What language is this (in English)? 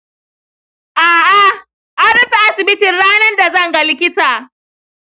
Hausa